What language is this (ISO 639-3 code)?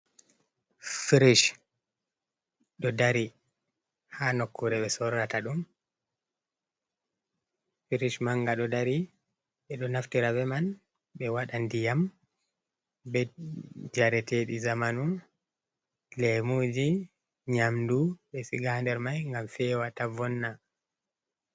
ful